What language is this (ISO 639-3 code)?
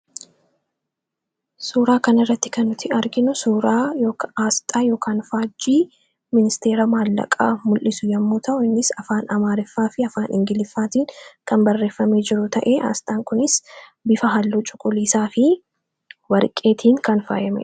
orm